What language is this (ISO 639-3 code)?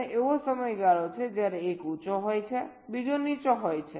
guj